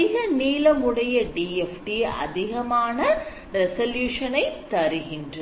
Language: Tamil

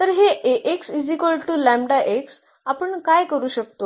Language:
Marathi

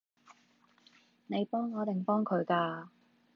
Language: Cantonese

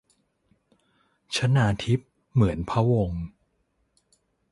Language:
Thai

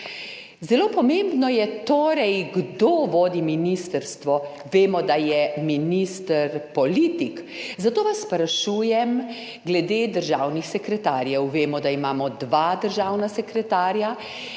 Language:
Slovenian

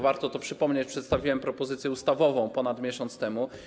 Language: Polish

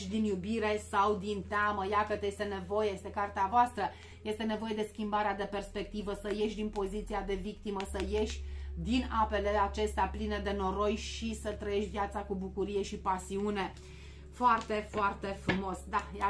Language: Romanian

